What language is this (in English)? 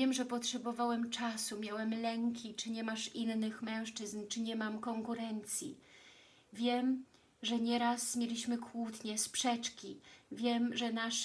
Polish